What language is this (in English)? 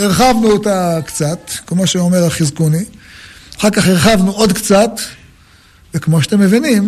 Hebrew